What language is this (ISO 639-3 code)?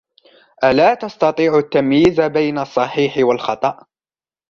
ara